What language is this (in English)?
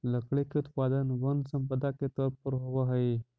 Magahi